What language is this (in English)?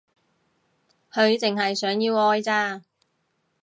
Cantonese